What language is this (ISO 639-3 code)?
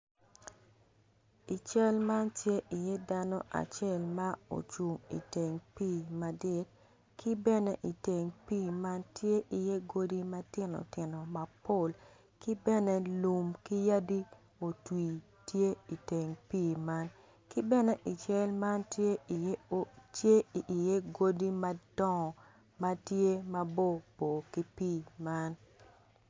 ach